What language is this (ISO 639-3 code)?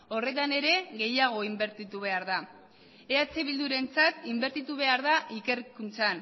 eus